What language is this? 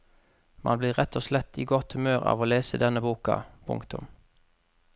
Norwegian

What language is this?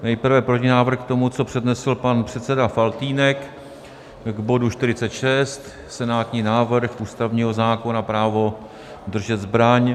Czech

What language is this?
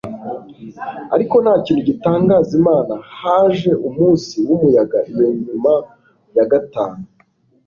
Kinyarwanda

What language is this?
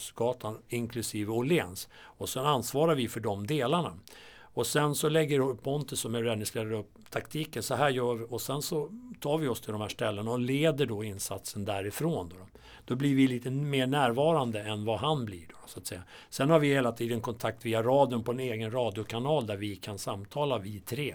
Swedish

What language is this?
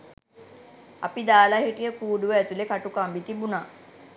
Sinhala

